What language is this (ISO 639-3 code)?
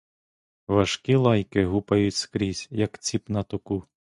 ukr